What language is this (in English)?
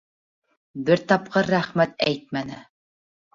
Bashkir